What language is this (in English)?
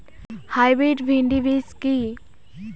Bangla